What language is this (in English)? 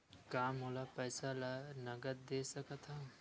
Chhattisgarhi